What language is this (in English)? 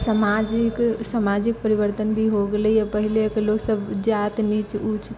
Maithili